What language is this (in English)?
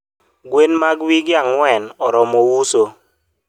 Luo (Kenya and Tanzania)